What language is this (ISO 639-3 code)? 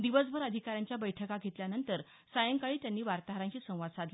mar